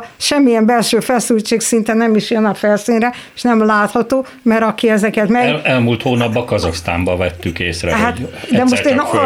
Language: Hungarian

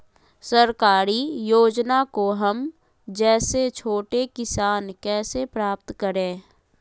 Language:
Magahi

